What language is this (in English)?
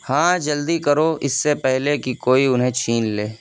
Urdu